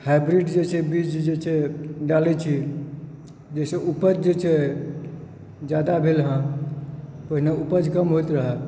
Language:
Maithili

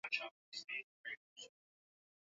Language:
Swahili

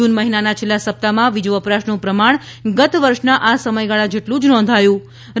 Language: Gujarati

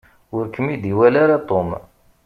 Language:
Kabyle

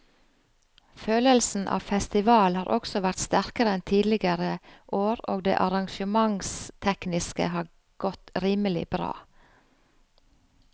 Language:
Norwegian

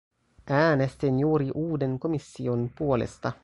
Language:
Finnish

